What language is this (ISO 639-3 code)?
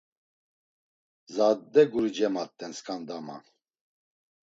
lzz